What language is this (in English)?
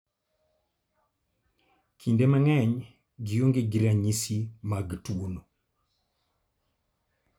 Luo (Kenya and Tanzania)